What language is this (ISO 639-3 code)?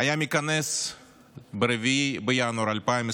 heb